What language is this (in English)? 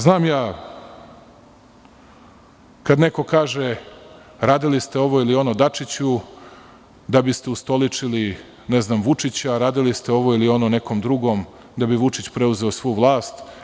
Serbian